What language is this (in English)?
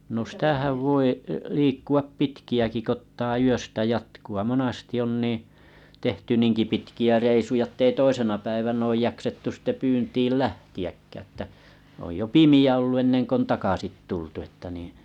Finnish